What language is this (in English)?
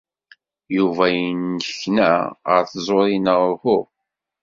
Kabyle